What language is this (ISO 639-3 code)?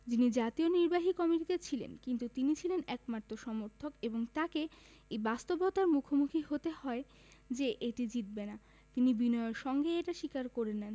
ben